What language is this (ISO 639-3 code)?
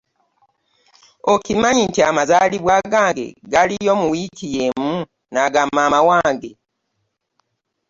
lug